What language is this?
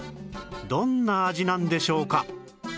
Japanese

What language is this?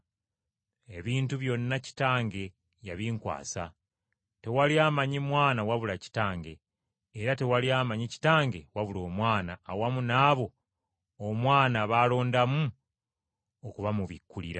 Ganda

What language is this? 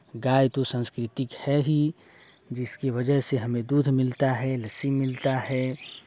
Hindi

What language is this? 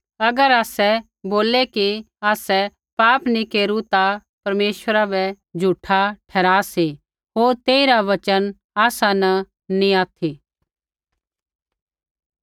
Kullu Pahari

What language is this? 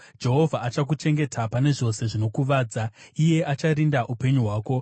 Shona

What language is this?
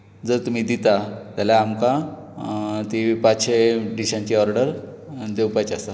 Konkani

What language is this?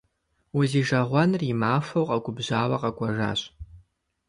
Kabardian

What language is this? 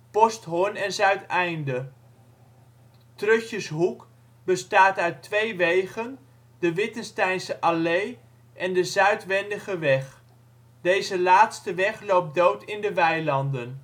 Dutch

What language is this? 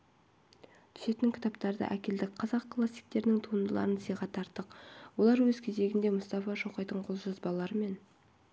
Kazakh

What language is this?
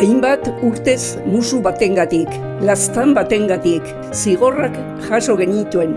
Basque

